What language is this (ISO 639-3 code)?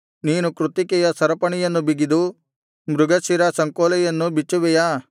kan